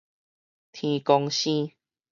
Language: Min Nan Chinese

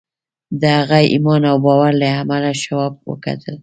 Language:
Pashto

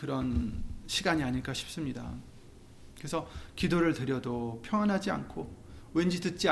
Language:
Korean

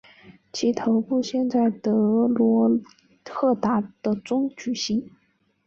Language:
Chinese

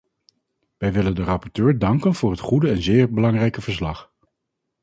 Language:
Dutch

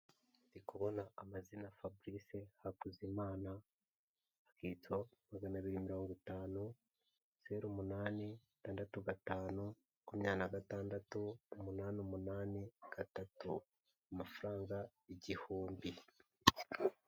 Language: Kinyarwanda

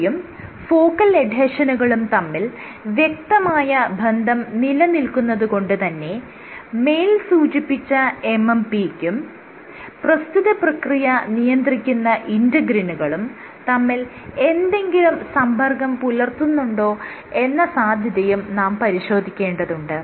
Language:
Malayalam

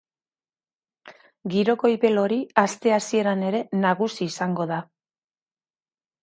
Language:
Basque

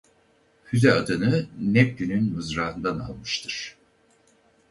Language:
Turkish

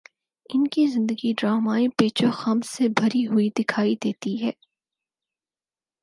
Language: Urdu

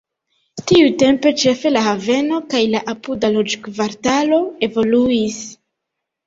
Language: Esperanto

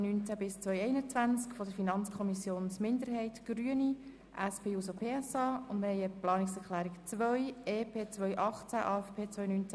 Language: Swiss German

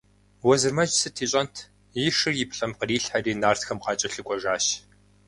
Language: Kabardian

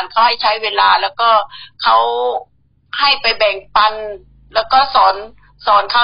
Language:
Thai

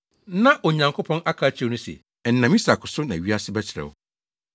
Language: Akan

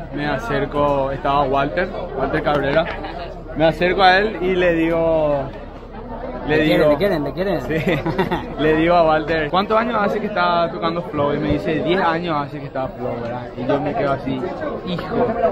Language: Spanish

